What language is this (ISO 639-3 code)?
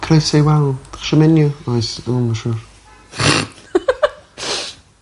cym